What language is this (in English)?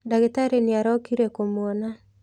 Kikuyu